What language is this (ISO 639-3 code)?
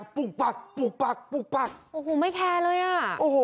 tha